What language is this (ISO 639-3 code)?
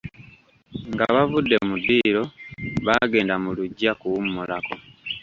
lug